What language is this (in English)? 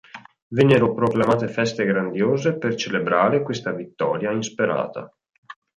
Italian